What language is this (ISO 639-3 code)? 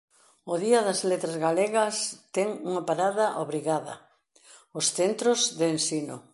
glg